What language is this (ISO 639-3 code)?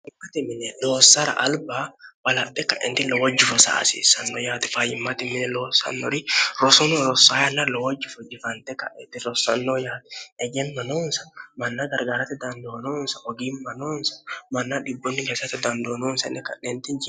sid